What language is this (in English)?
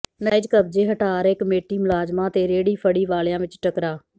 Punjabi